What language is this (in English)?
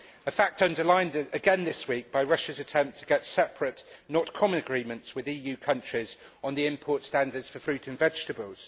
English